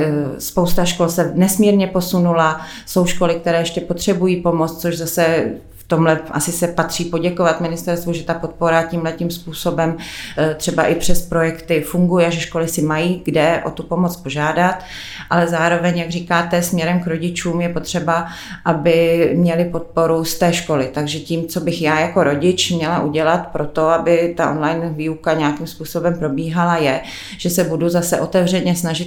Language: Czech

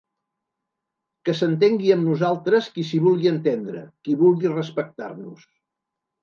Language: Catalan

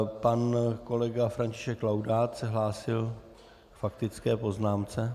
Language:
Czech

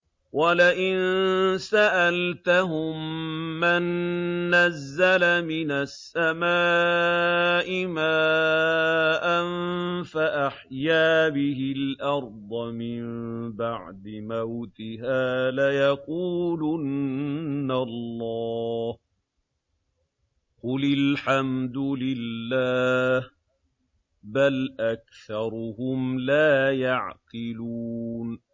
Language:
Arabic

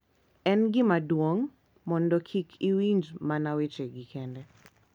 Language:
Luo (Kenya and Tanzania)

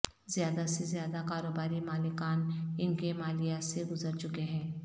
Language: Urdu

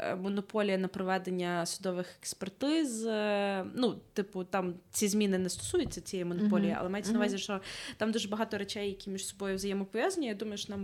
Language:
Ukrainian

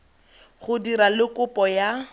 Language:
Tswana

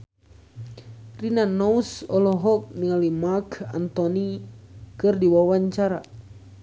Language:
Sundanese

